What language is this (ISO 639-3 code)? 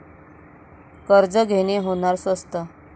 mar